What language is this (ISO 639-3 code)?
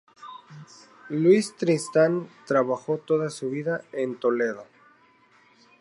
spa